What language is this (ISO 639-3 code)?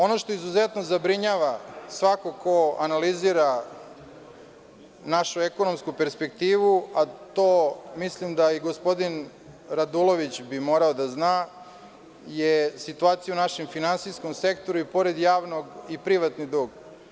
srp